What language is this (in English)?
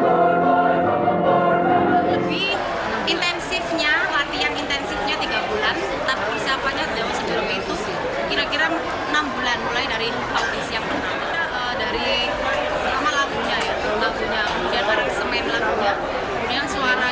Indonesian